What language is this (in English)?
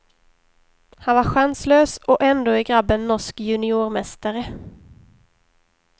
Swedish